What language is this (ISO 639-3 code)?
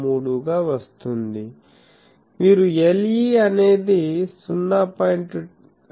tel